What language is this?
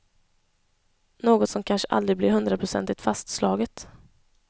Swedish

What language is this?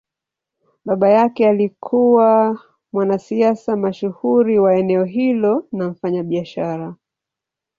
Swahili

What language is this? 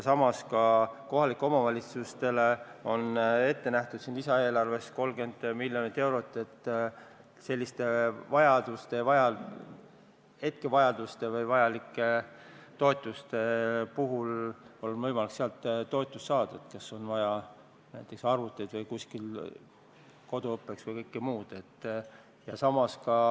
Estonian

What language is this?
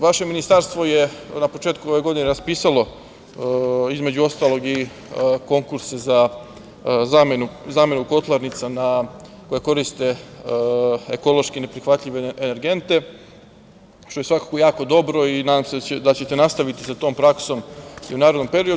Serbian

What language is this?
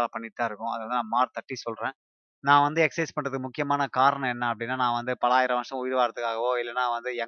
Tamil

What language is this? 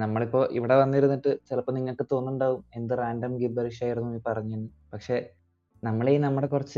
Malayalam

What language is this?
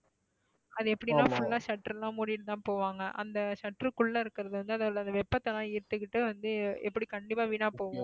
Tamil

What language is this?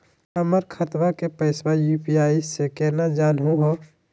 Magahi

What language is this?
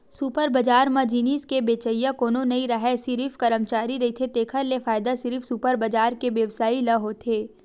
Chhattisgarhi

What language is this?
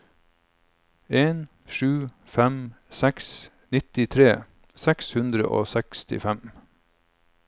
Norwegian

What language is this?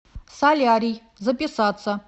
Russian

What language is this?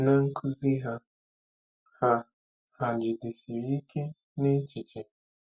Igbo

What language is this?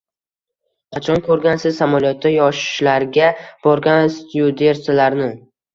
Uzbek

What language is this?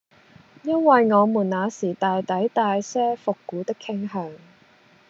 Cantonese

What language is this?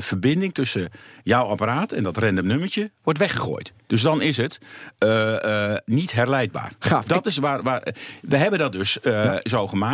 Dutch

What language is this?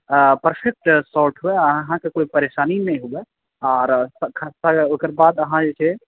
Maithili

